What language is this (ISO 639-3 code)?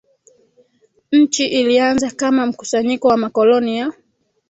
swa